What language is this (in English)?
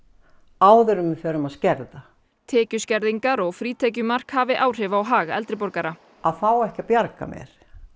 Icelandic